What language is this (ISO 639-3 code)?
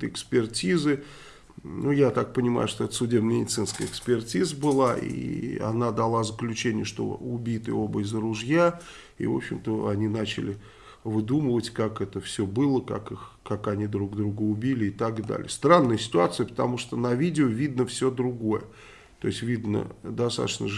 rus